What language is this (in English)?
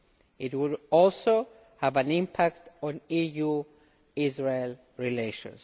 English